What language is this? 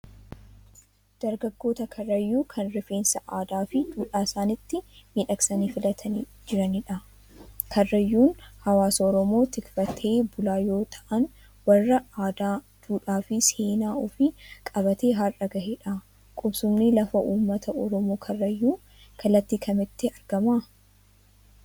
Oromo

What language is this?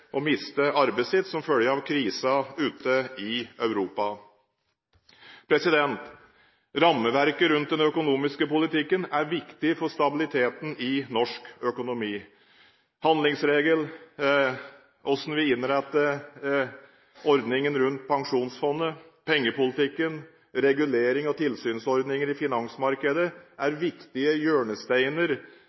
Norwegian Bokmål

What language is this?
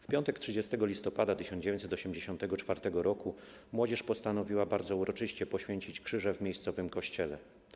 Polish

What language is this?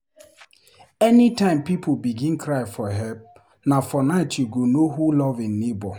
Nigerian Pidgin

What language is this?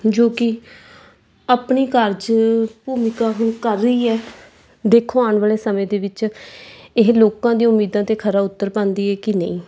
Punjabi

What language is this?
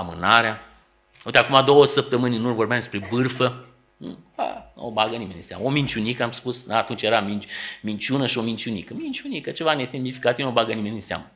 Romanian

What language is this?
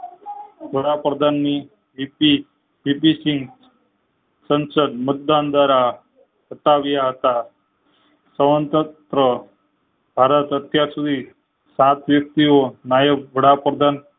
Gujarati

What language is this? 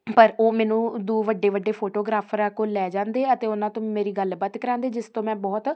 Punjabi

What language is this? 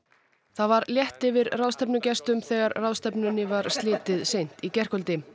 Icelandic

